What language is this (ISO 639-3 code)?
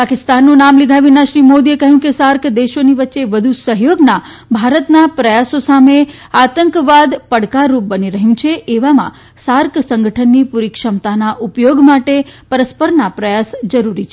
guj